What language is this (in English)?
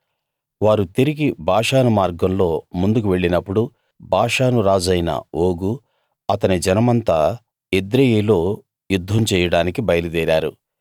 Telugu